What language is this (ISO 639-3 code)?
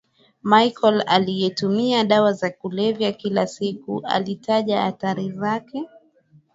swa